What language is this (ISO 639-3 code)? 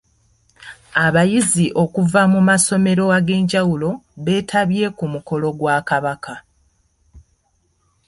lug